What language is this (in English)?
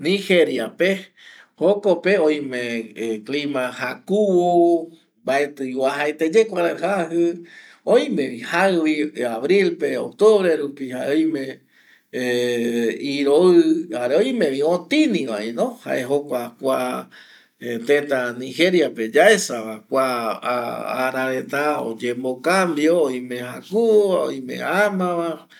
Eastern Bolivian Guaraní